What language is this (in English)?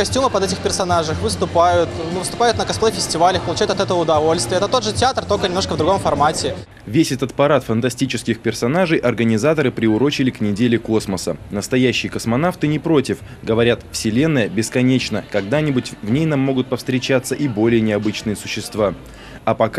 Russian